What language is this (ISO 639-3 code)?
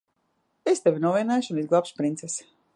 lav